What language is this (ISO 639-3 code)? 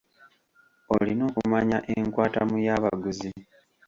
lug